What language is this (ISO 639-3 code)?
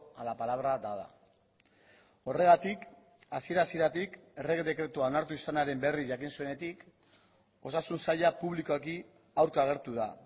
eus